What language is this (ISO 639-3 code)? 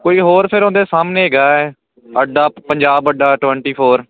pan